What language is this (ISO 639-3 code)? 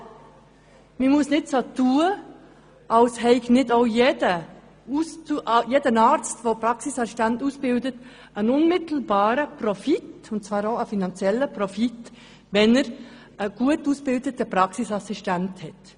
gsw